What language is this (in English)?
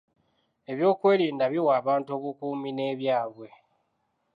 Ganda